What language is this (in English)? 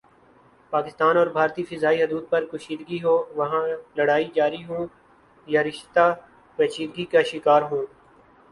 Urdu